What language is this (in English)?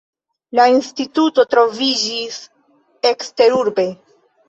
Esperanto